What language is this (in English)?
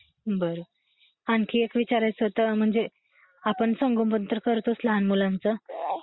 Marathi